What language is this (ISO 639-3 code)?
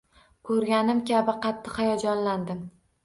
uzb